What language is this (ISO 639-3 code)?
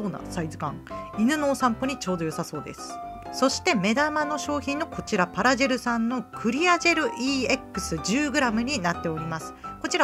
jpn